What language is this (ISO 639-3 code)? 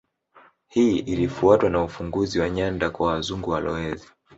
swa